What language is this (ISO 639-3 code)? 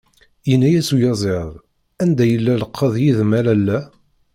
kab